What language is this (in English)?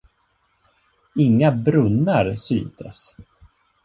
Swedish